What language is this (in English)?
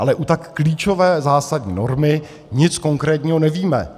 Czech